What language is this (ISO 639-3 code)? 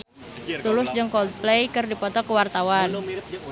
sun